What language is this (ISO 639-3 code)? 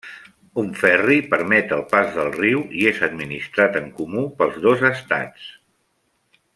cat